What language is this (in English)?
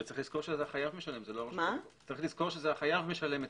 Hebrew